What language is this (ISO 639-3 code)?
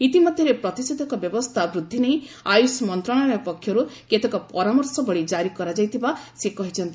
ori